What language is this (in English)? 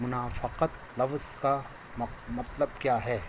Urdu